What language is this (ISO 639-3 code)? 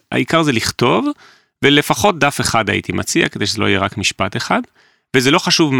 heb